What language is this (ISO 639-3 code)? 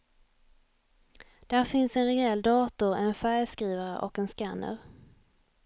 swe